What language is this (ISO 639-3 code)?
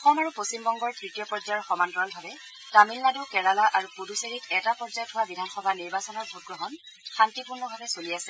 asm